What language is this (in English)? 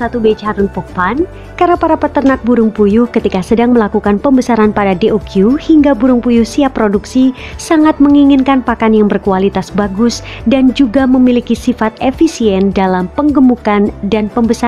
Indonesian